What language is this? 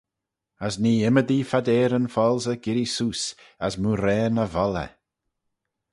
Manx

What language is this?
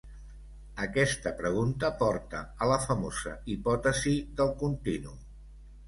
Catalan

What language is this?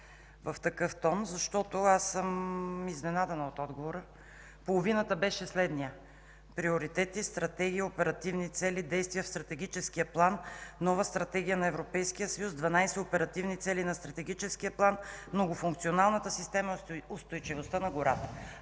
Bulgarian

